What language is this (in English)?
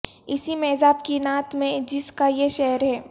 Urdu